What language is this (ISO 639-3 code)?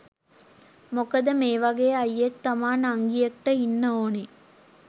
sin